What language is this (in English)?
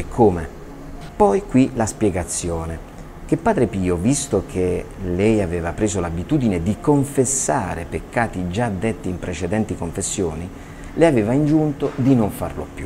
Italian